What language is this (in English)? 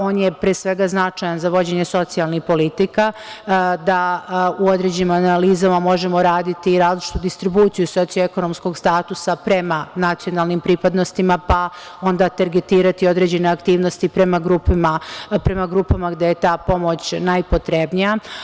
Serbian